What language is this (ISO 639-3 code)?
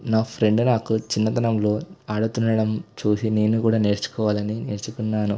tel